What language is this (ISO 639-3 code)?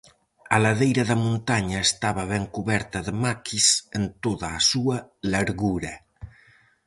glg